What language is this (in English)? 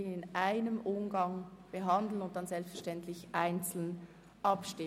Swiss German